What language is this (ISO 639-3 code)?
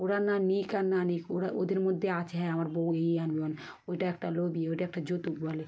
ben